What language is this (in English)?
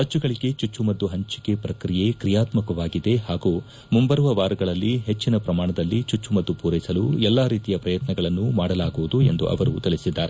Kannada